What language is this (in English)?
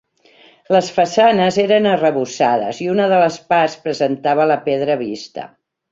Catalan